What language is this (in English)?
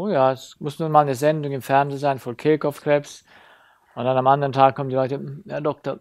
German